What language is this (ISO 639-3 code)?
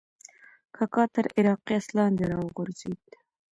pus